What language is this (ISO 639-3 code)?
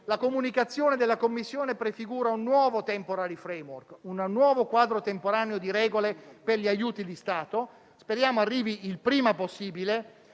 ita